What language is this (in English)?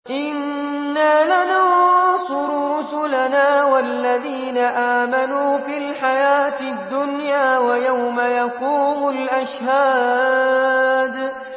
Arabic